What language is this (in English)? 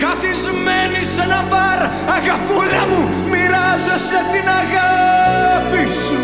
Greek